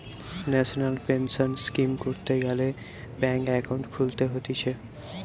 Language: Bangla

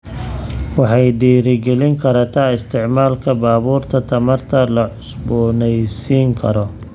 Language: Somali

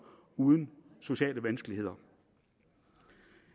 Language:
Danish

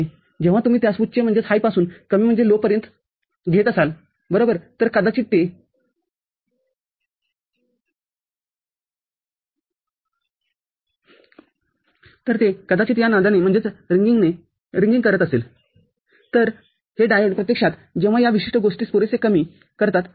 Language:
Marathi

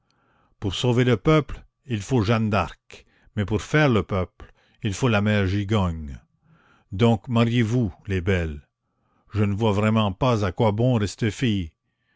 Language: French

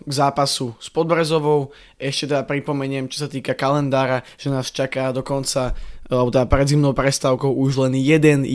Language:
Slovak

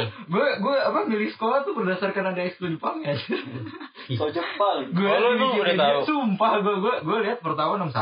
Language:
Indonesian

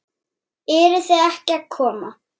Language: Icelandic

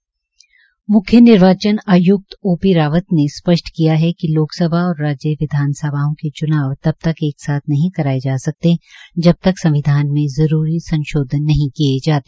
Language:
Hindi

